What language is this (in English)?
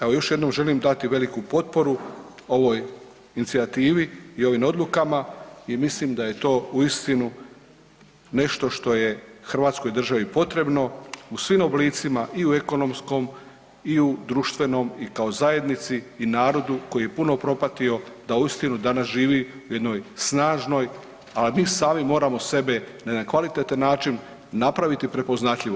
Croatian